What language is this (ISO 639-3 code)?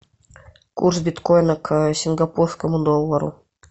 rus